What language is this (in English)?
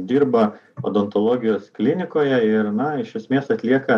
Lithuanian